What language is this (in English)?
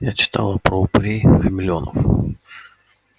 Russian